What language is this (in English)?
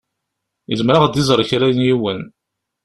Kabyle